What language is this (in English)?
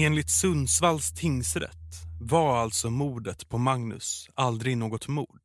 Swedish